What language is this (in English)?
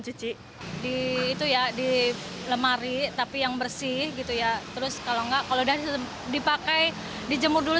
Indonesian